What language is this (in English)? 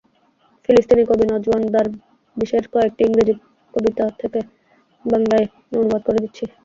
Bangla